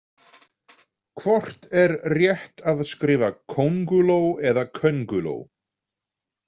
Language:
Icelandic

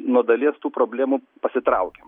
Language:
Lithuanian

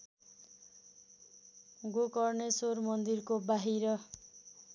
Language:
Nepali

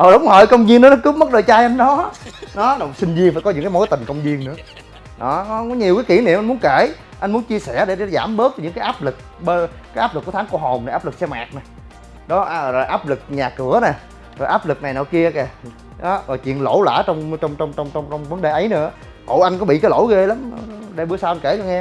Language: Vietnamese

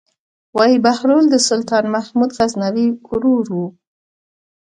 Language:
Pashto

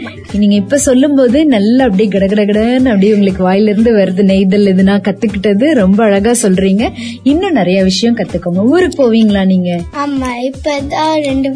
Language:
Tamil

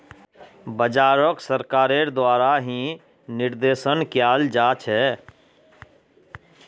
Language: Magahi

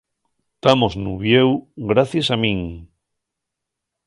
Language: Asturian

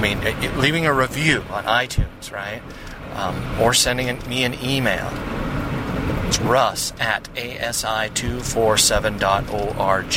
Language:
English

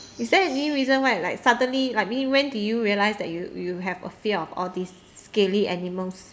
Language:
English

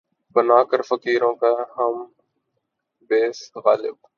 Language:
Urdu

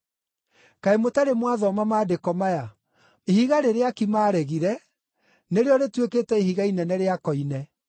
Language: Kikuyu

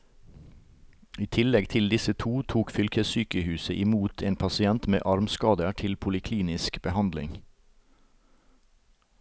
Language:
Norwegian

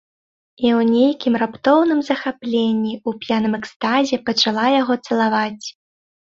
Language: Belarusian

